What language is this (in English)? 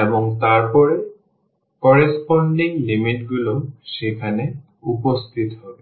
Bangla